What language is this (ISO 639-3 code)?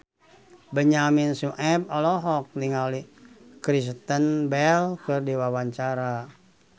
sun